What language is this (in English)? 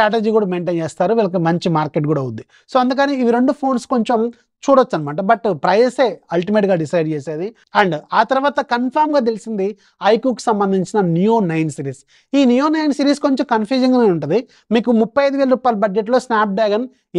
Telugu